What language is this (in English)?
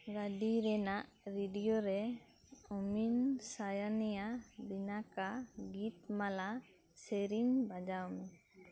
Santali